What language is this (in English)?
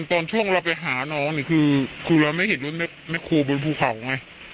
Thai